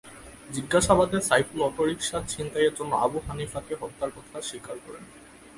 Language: Bangla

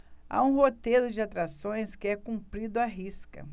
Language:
Portuguese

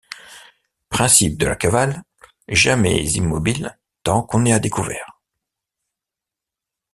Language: French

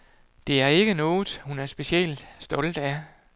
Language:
Danish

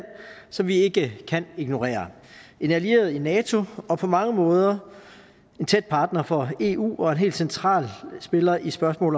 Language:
Danish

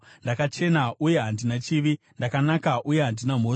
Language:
Shona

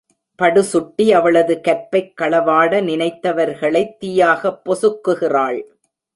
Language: Tamil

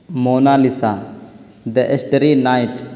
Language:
Urdu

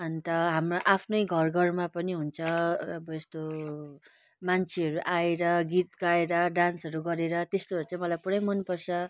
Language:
Nepali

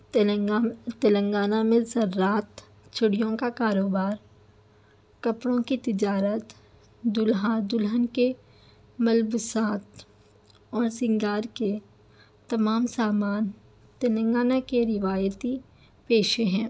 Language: Urdu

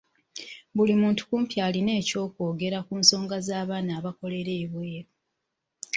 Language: Ganda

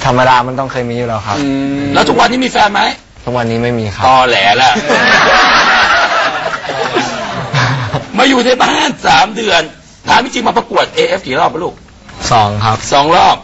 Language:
Thai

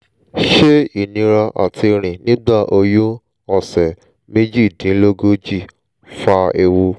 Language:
Yoruba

